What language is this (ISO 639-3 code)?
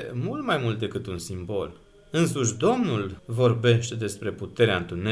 ron